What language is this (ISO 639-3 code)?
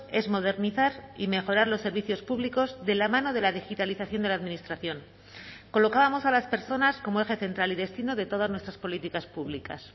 spa